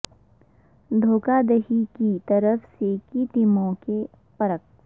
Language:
Urdu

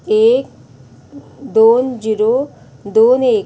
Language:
Konkani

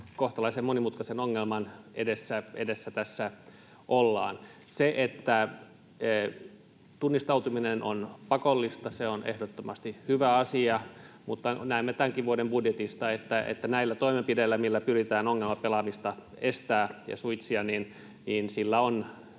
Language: Finnish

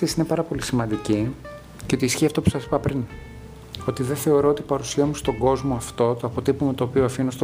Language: Greek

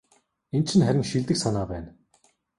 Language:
Mongolian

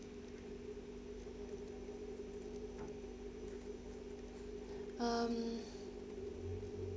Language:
English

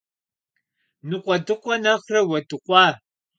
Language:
Kabardian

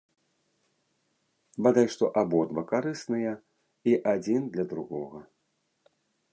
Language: Belarusian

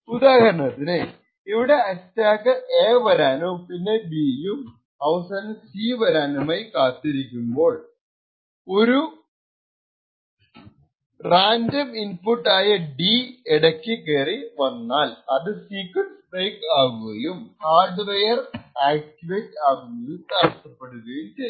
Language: Malayalam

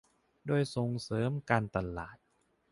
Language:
Thai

